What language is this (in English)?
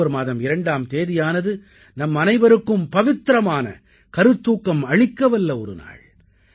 Tamil